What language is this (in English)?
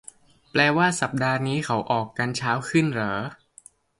Thai